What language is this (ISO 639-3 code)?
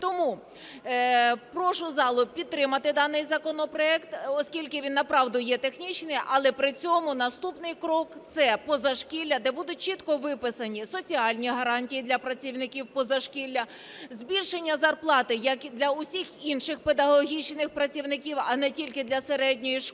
ukr